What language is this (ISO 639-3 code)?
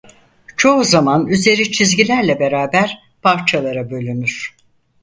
tur